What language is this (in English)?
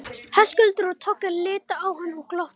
Icelandic